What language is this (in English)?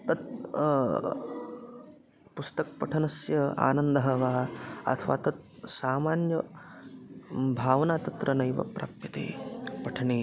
Sanskrit